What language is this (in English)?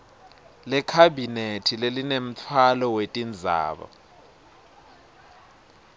Swati